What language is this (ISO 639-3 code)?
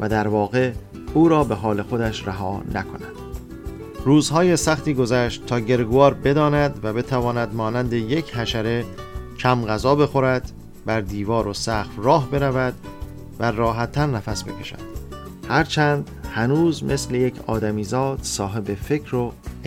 fas